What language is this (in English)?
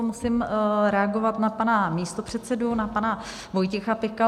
Czech